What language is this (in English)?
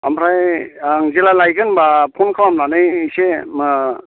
Bodo